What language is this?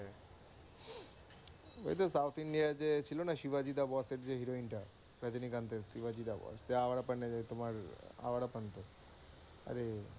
Bangla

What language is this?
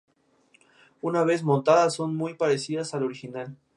Spanish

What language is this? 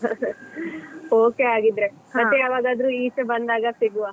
Kannada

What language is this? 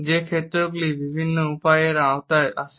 Bangla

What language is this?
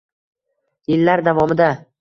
Uzbek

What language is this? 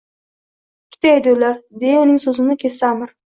Uzbek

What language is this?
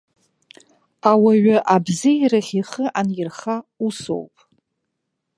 Abkhazian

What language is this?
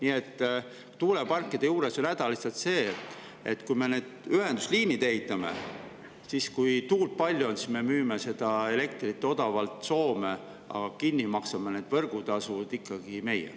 Estonian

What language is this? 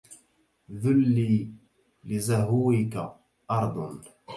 Arabic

